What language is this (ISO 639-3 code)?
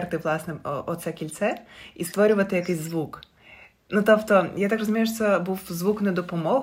ukr